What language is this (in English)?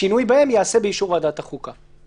Hebrew